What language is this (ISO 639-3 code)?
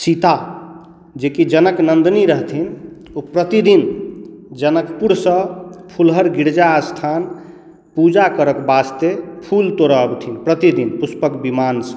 mai